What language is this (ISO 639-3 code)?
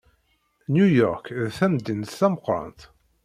kab